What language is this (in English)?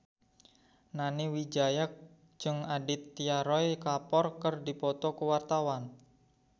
Sundanese